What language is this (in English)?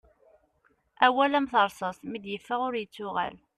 Kabyle